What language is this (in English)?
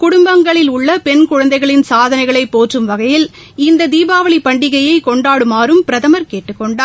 Tamil